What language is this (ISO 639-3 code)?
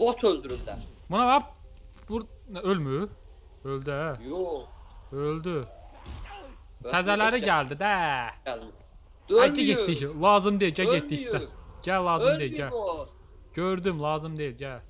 tur